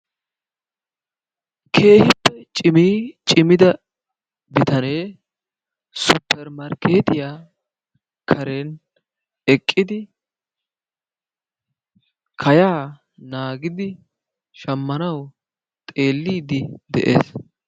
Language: Wolaytta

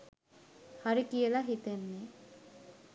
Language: Sinhala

